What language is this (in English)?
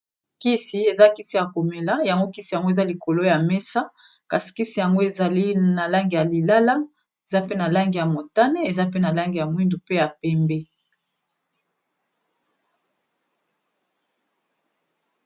Lingala